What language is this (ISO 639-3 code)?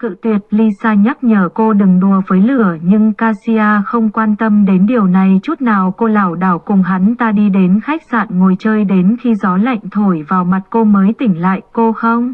vie